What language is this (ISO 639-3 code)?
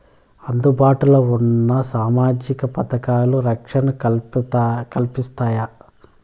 tel